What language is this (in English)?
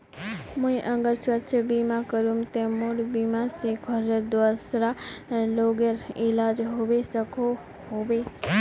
Magahi